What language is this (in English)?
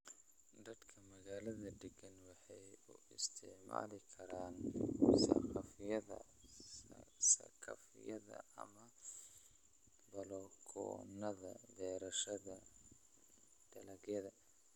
Somali